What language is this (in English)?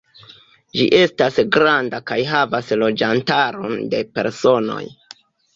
Esperanto